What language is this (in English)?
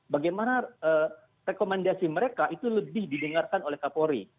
Indonesian